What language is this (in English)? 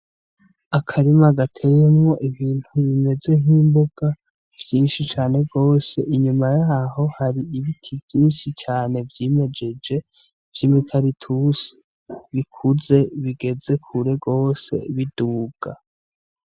Rundi